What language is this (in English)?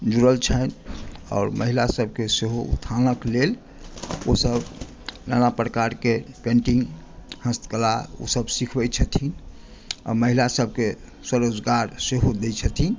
Maithili